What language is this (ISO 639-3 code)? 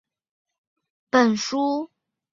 zho